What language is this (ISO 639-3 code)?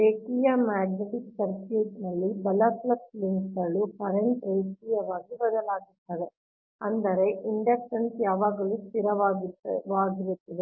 kan